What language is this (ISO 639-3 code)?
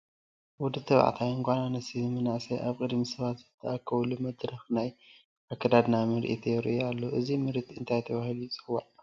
tir